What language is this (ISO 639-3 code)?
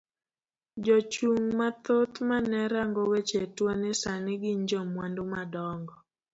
luo